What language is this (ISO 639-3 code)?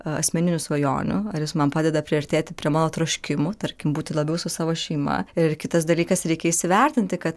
lit